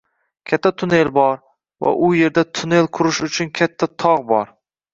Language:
Uzbek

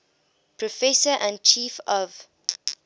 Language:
English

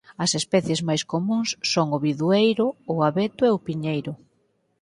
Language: Galician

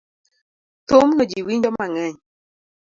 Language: Luo (Kenya and Tanzania)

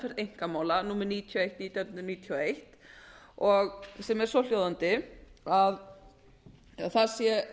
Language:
Icelandic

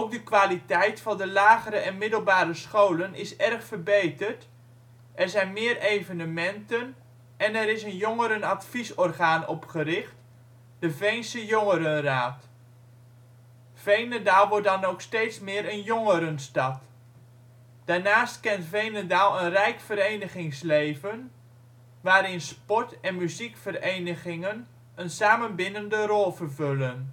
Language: Dutch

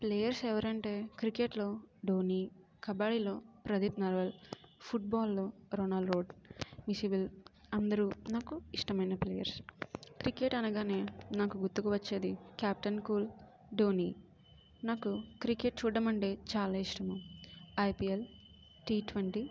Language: Telugu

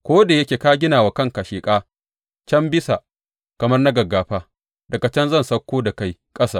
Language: Hausa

